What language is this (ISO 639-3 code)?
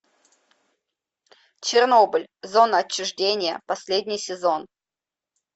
rus